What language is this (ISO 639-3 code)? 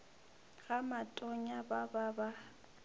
nso